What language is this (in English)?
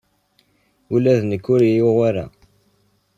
Kabyle